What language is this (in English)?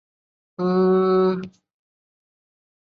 Chinese